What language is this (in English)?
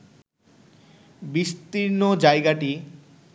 Bangla